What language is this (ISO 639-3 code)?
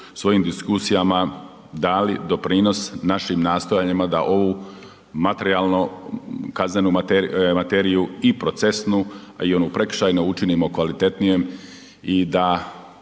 hrv